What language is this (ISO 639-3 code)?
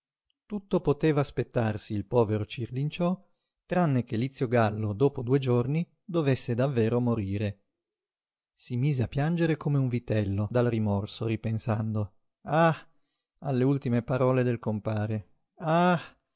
ita